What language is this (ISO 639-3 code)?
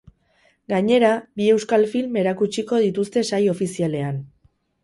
eus